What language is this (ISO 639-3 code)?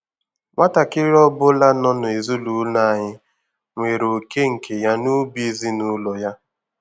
ibo